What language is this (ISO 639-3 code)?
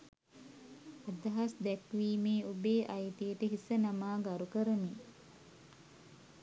sin